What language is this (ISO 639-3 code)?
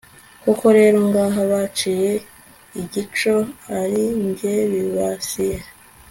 kin